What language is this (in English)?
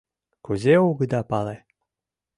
Mari